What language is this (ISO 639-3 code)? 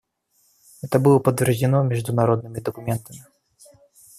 rus